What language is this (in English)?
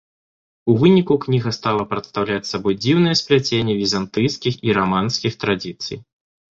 Belarusian